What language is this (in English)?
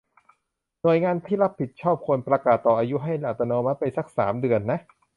Thai